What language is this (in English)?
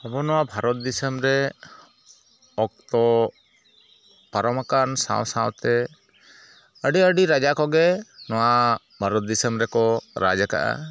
Santali